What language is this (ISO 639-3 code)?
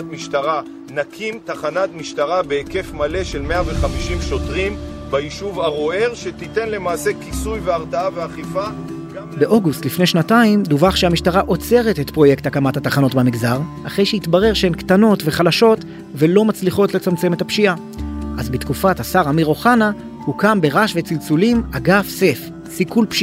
heb